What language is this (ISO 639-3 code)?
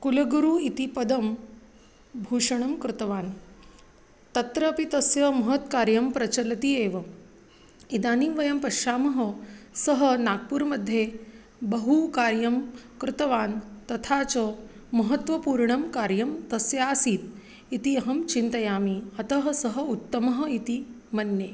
san